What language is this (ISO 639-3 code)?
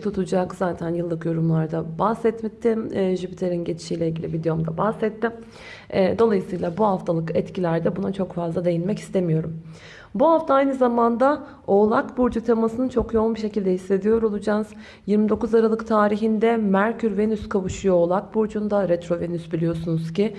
tur